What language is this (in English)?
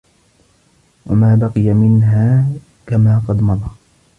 Arabic